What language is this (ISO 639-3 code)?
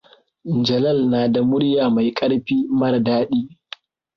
hau